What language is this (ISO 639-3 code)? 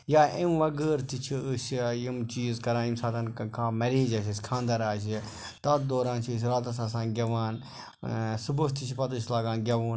kas